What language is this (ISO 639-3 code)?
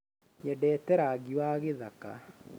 kik